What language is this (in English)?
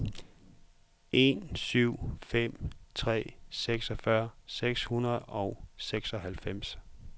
Danish